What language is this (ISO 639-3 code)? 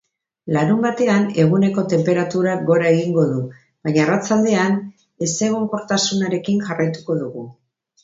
eus